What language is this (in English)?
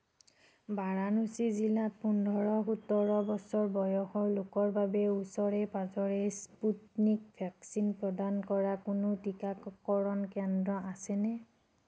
Assamese